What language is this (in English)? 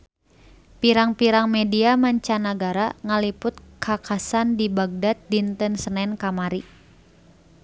Sundanese